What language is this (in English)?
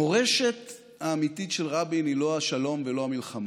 Hebrew